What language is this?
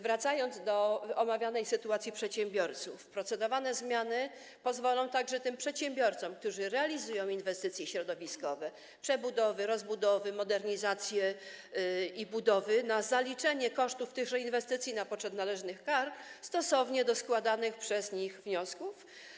Polish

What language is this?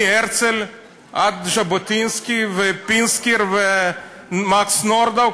Hebrew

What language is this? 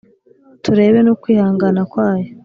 Kinyarwanda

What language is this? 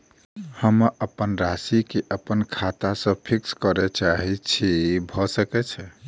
Maithili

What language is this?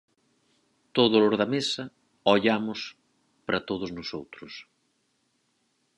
Galician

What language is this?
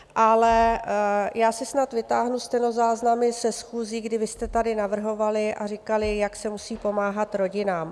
Czech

